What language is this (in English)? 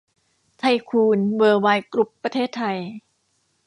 Thai